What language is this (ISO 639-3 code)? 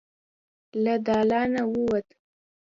pus